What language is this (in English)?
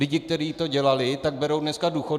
Czech